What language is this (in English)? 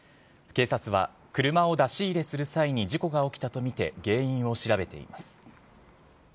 Japanese